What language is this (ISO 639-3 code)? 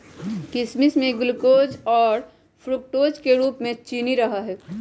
mag